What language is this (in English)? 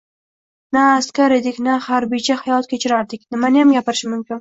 Uzbek